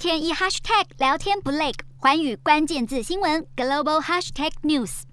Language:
Chinese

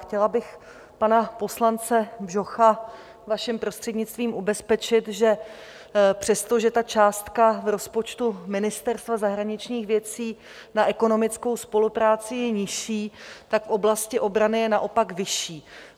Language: Czech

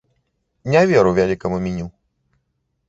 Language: Belarusian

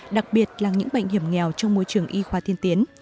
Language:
Vietnamese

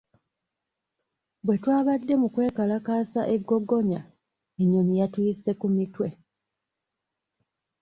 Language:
Ganda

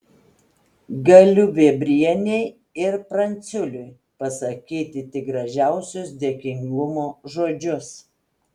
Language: Lithuanian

